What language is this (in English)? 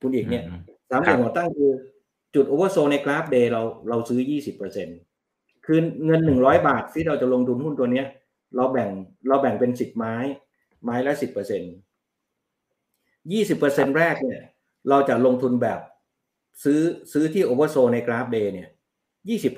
Thai